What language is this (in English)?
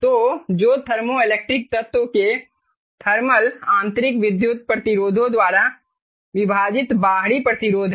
Hindi